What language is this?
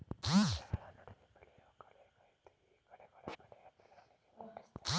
Kannada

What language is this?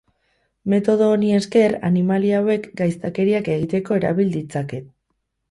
Basque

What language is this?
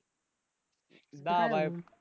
Marathi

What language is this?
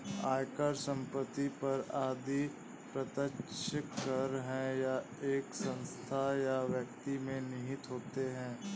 Hindi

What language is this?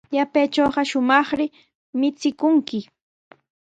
Sihuas Ancash Quechua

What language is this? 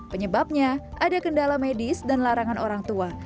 Indonesian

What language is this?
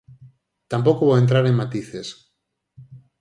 Galician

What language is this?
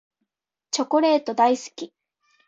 Japanese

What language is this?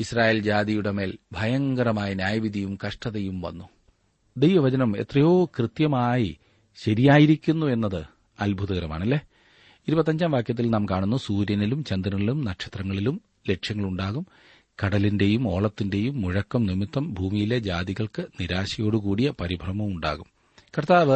Malayalam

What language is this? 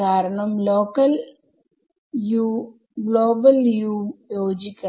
Malayalam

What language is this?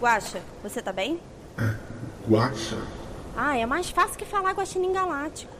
Portuguese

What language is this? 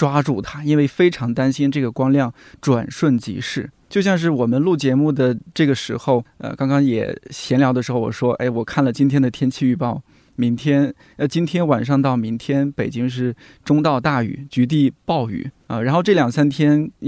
Chinese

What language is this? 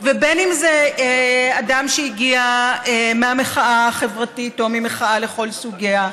Hebrew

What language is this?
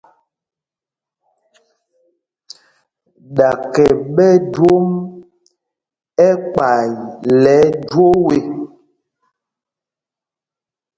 Mpumpong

